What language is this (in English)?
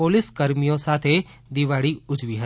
Gujarati